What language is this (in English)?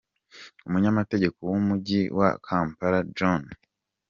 Kinyarwanda